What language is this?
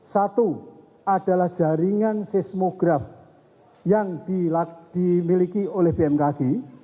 Indonesian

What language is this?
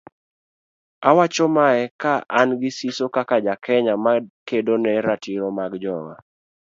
Luo (Kenya and Tanzania)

